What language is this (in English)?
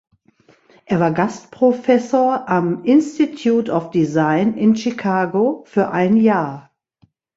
German